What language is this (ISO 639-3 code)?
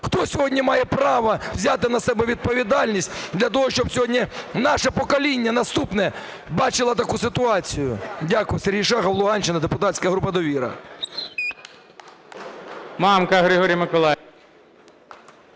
ukr